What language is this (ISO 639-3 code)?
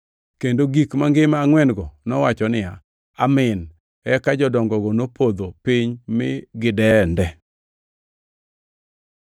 luo